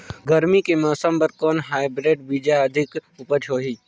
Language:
Chhattisgarhi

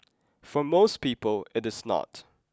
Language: English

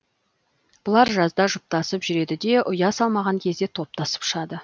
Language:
Kazakh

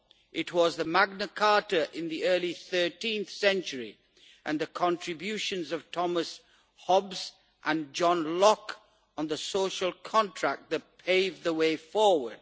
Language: English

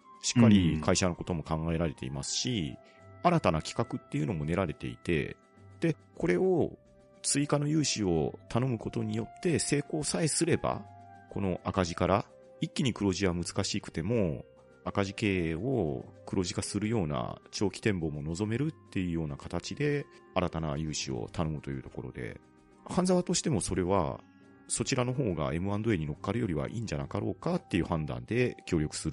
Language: Japanese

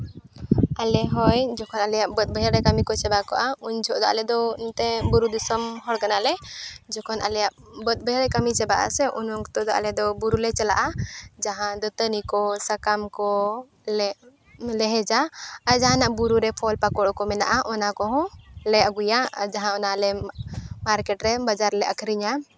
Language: Santali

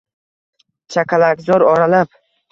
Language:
Uzbek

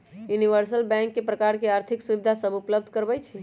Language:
Magahi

